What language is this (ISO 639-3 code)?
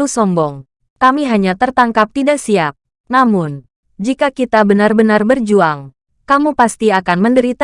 ind